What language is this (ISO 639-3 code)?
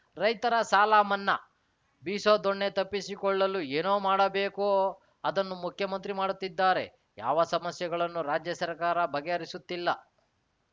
kan